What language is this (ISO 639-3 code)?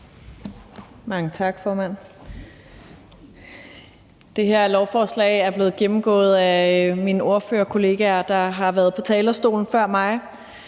dan